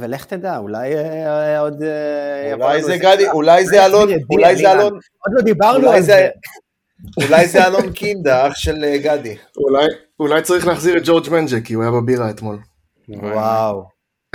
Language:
Hebrew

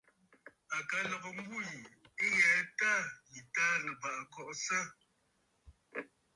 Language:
Bafut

